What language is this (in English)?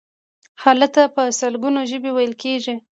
Pashto